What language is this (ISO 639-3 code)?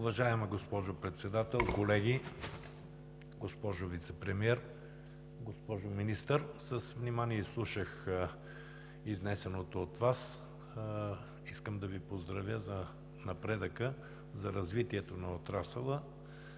bul